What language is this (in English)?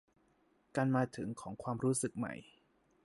Thai